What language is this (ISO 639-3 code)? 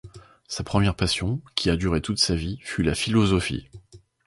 fra